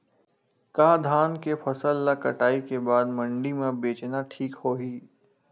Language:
Chhattisgarhi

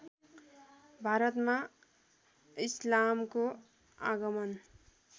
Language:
Nepali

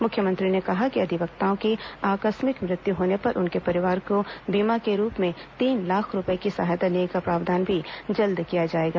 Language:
Hindi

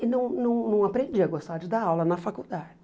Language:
Portuguese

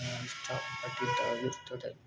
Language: Kannada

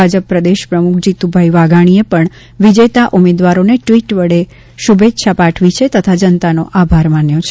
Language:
Gujarati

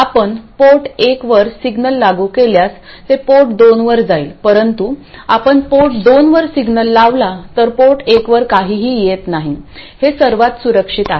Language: Marathi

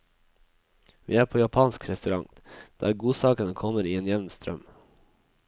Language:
Norwegian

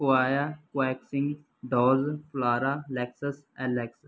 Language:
Punjabi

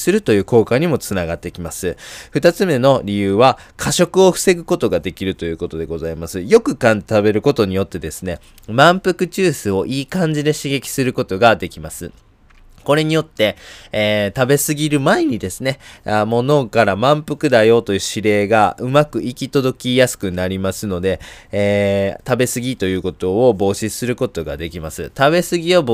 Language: Japanese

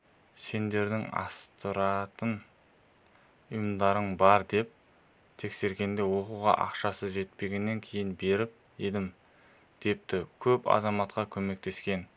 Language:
Kazakh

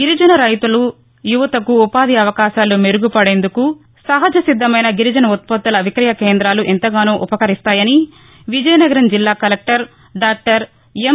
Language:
Telugu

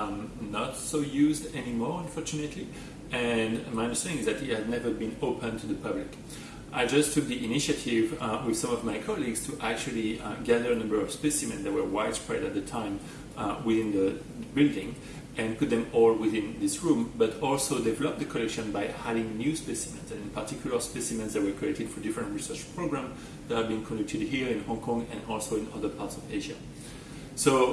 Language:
English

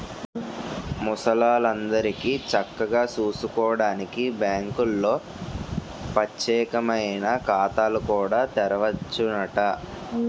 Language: Telugu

